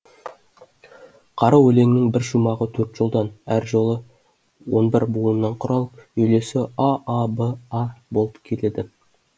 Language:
Kazakh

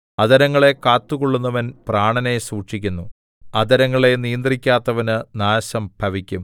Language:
Malayalam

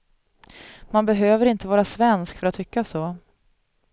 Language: Swedish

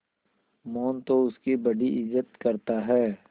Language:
Hindi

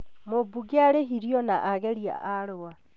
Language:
Kikuyu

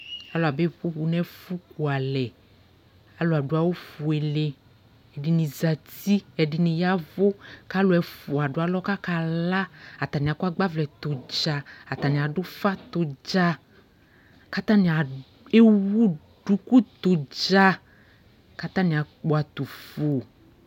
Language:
Ikposo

